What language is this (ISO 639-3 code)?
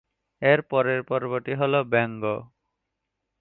ben